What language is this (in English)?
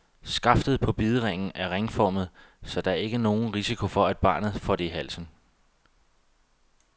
Danish